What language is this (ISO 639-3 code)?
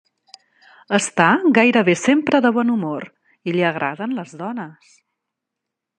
cat